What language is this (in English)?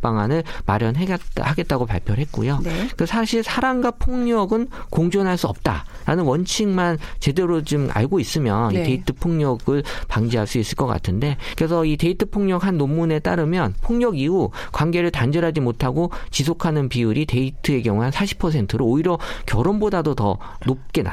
Korean